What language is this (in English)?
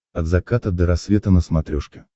Russian